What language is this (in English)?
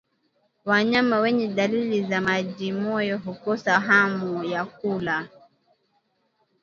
Swahili